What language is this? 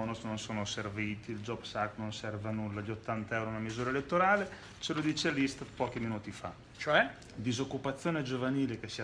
Italian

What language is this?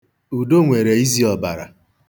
Igbo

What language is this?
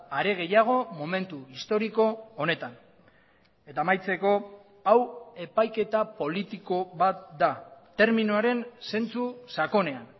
Basque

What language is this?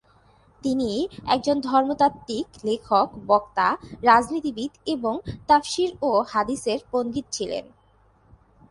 Bangla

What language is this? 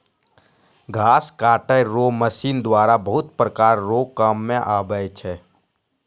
Maithili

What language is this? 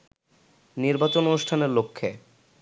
Bangla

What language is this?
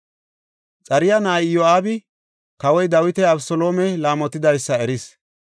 Gofa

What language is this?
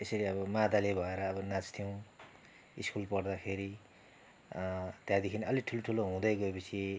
Nepali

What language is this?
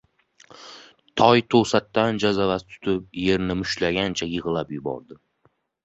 Uzbek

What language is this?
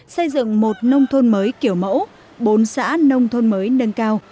Vietnamese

